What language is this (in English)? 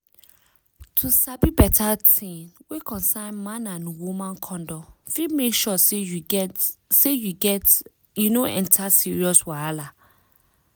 Nigerian Pidgin